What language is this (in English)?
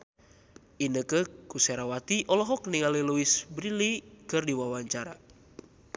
Sundanese